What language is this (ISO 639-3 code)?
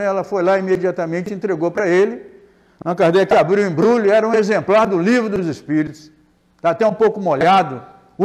por